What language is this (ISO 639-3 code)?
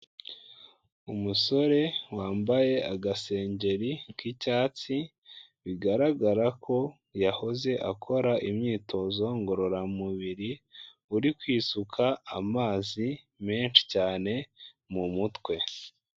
kin